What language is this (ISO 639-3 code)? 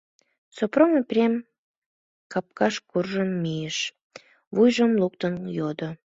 chm